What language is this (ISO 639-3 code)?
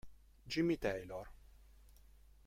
ita